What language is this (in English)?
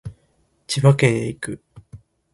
Japanese